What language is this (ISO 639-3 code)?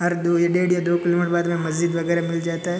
hin